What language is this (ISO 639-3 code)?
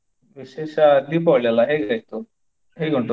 kan